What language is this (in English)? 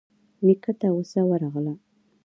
Pashto